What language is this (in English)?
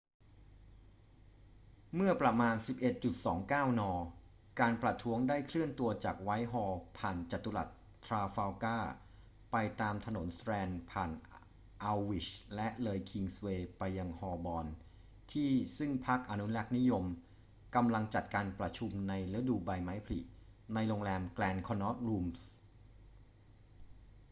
Thai